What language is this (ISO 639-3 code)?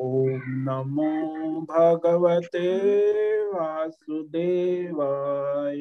hin